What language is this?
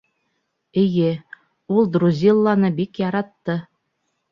Bashkir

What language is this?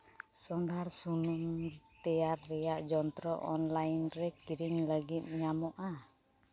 Santali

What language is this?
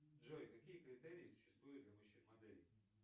Russian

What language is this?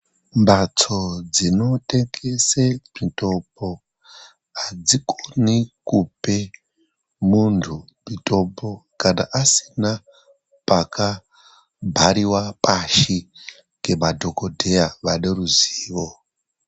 Ndau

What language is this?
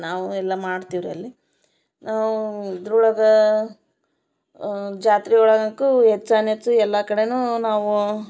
Kannada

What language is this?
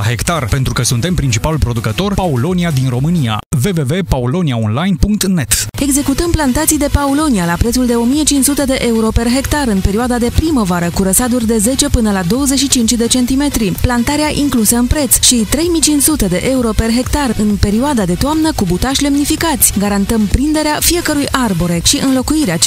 Romanian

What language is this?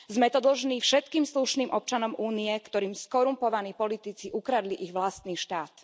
Slovak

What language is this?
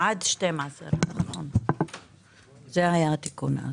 Hebrew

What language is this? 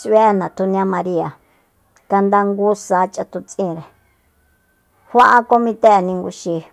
Soyaltepec Mazatec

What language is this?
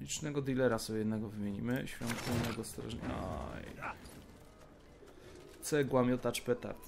Polish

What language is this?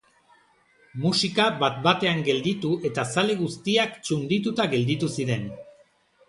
Basque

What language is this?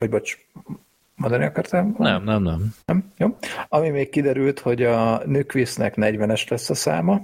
Hungarian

